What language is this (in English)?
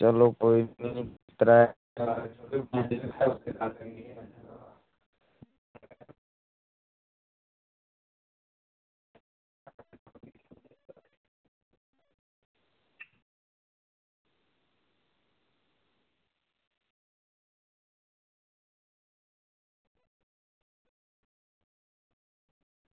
Dogri